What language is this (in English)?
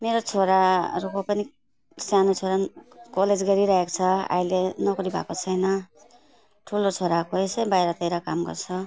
Nepali